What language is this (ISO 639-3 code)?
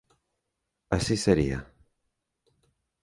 glg